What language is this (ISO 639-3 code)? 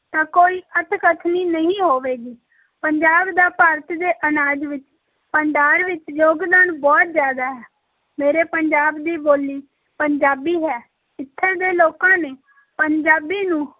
pan